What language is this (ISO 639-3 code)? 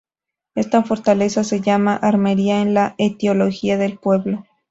spa